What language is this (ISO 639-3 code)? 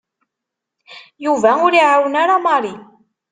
kab